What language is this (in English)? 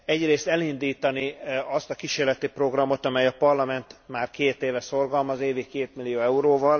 Hungarian